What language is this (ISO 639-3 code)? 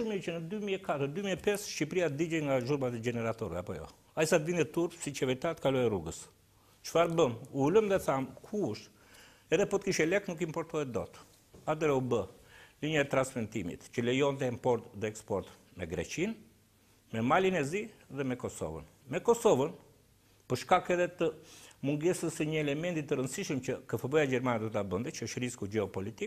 ron